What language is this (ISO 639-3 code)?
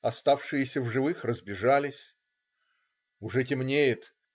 rus